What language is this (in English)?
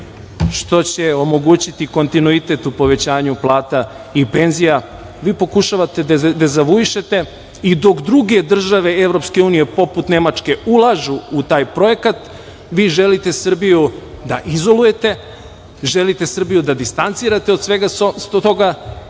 Serbian